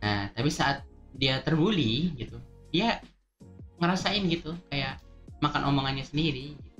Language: Indonesian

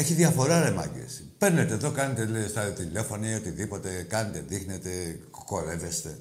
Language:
Greek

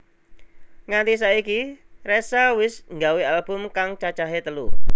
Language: Javanese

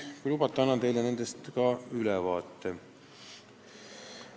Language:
Estonian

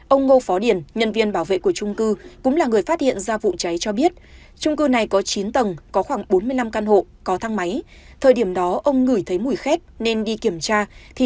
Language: Vietnamese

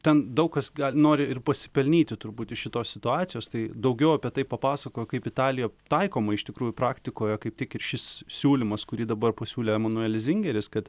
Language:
Lithuanian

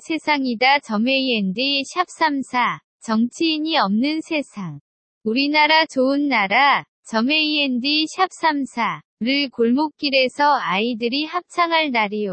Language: Korean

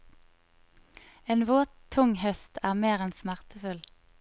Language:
Norwegian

